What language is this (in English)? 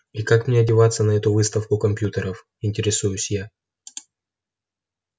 Russian